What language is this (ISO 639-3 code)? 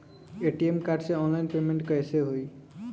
bho